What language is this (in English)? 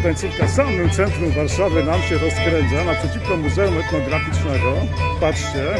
Polish